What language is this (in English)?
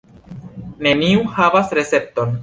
Esperanto